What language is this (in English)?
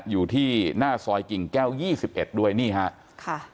Thai